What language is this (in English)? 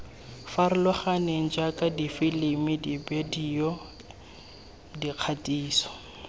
Tswana